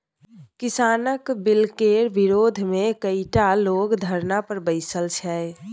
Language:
Maithili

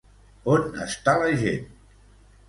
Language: Catalan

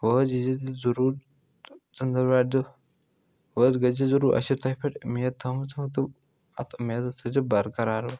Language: Kashmiri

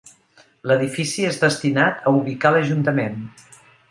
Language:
Catalan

